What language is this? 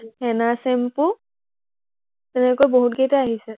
Assamese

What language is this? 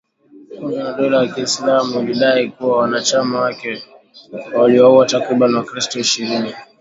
Swahili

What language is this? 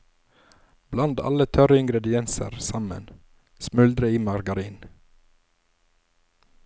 Norwegian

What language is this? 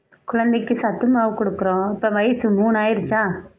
Tamil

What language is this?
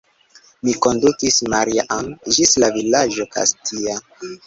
Esperanto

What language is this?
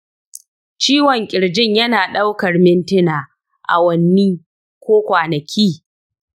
Hausa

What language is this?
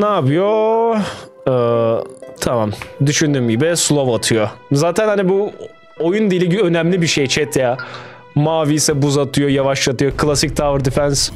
Turkish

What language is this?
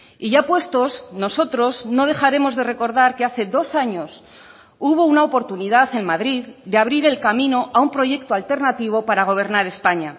Spanish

